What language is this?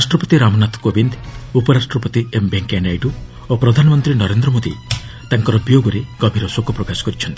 Odia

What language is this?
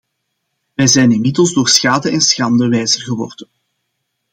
Dutch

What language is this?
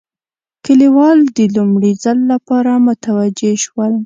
Pashto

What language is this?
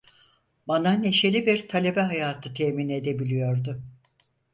Turkish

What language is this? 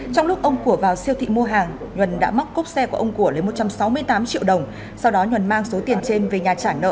Vietnamese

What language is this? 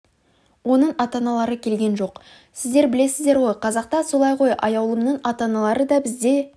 Kazakh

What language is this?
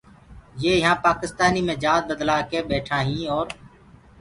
Gurgula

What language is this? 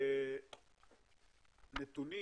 Hebrew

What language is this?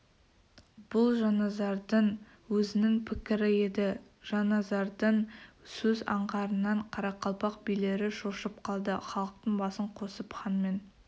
Kazakh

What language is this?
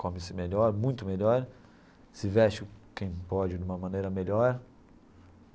Portuguese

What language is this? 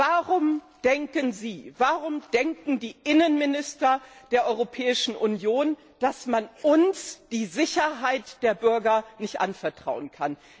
German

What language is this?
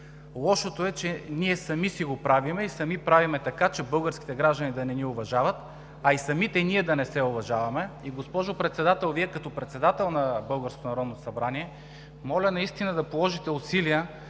Bulgarian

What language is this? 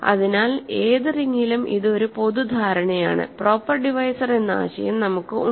Malayalam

